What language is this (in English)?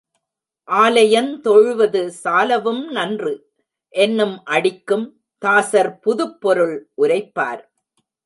Tamil